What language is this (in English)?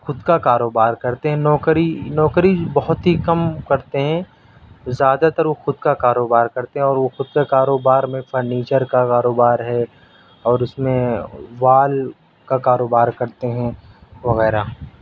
Urdu